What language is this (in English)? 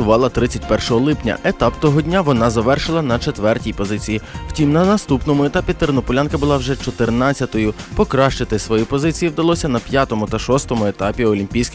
Ukrainian